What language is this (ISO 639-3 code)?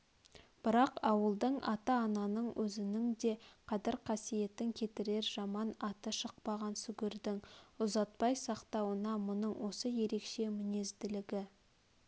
kaz